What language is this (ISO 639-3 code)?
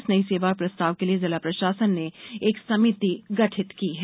hin